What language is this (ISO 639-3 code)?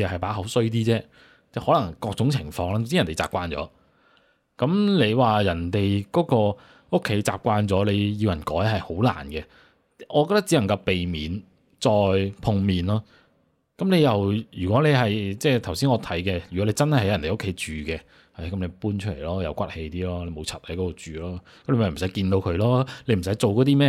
zho